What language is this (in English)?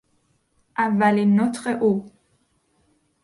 Persian